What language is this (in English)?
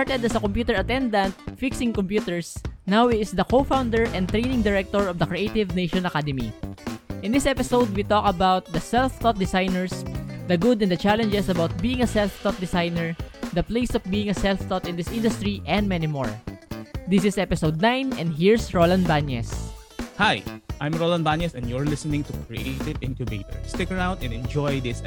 Filipino